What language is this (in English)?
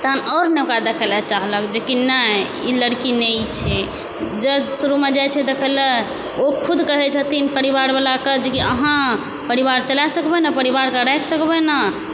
Maithili